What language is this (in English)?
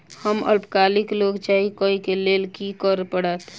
Maithili